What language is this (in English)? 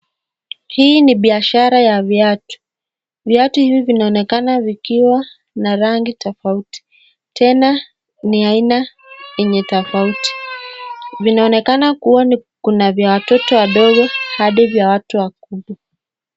Swahili